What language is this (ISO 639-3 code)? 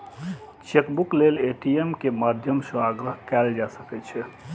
mai